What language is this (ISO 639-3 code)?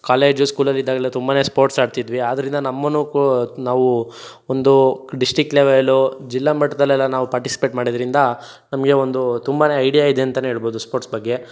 kan